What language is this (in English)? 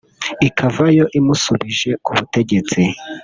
Kinyarwanda